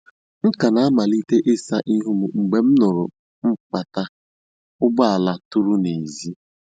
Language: Igbo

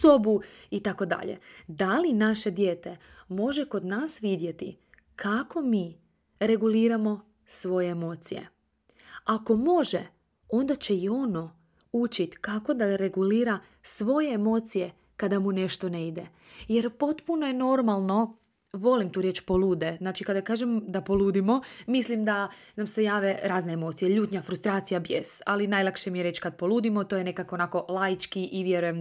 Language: Croatian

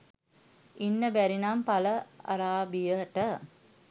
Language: Sinhala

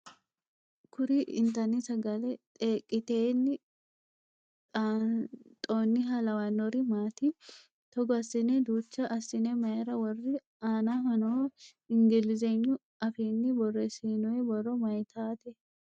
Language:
Sidamo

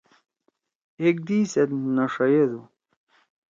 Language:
Torwali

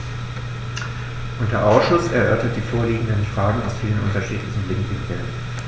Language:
German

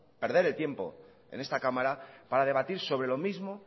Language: Spanish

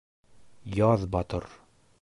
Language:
Bashkir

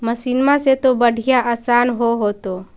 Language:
Magahi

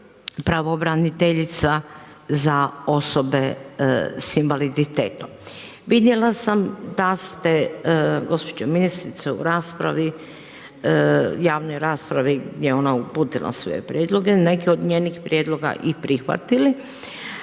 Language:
Croatian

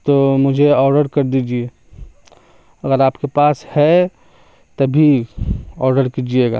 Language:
Urdu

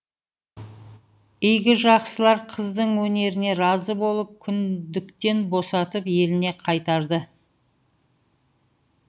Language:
Kazakh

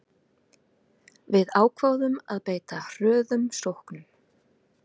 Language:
Icelandic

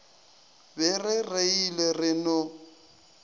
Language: Northern Sotho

